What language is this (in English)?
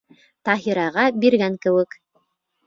Bashkir